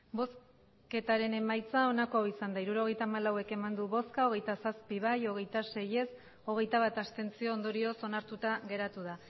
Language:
Basque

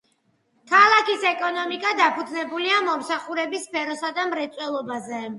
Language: Georgian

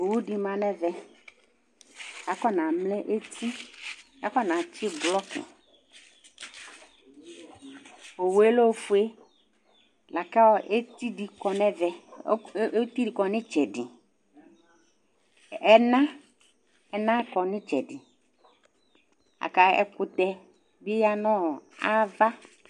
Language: Ikposo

